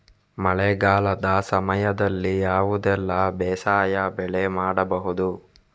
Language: Kannada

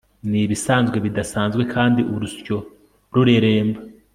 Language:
Kinyarwanda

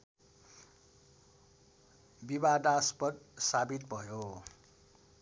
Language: Nepali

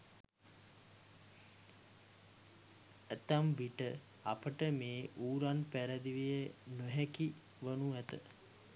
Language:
Sinhala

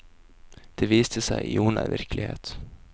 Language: Norwegian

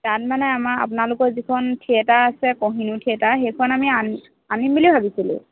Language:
Assamese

